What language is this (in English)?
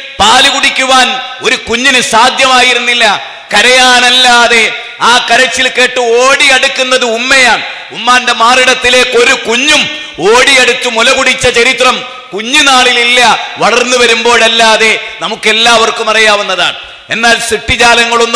Arabic